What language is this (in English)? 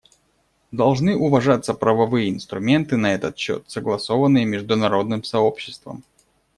Russian